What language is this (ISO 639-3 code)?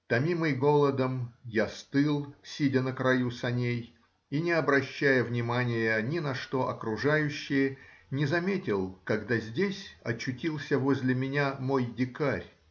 rus